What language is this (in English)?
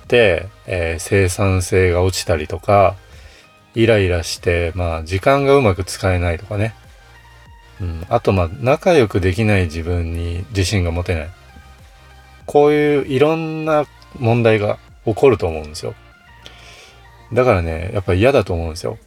Japanese